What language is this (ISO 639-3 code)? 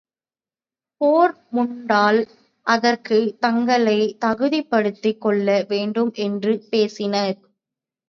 tam